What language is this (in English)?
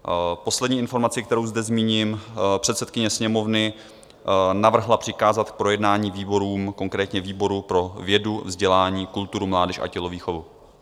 Czech